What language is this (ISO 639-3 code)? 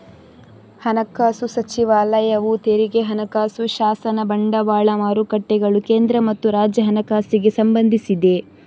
kan